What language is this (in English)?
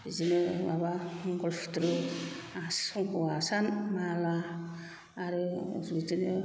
Bodo